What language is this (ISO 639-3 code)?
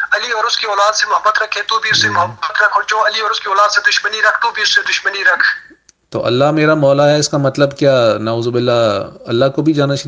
urd